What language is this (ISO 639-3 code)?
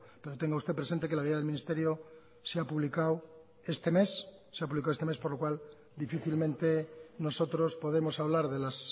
spa